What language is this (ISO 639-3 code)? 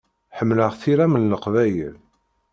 kab